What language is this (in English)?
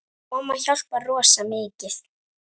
Icelandic